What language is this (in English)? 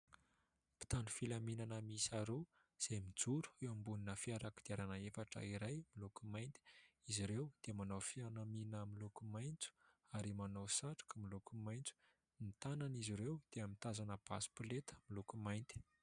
Malagasy